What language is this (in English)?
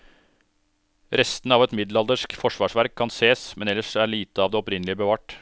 Norwegian